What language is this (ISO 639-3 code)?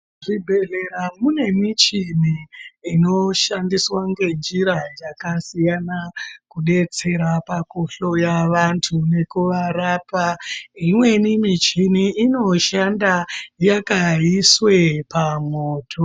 ndc